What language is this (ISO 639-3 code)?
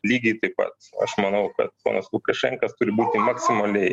lit